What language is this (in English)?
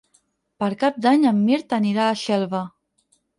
Catalan